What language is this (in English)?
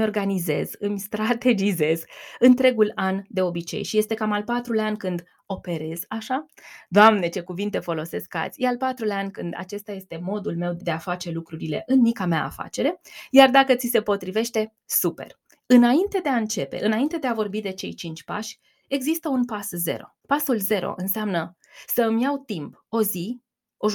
Romanian